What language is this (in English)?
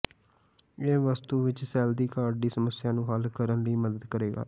Punjabi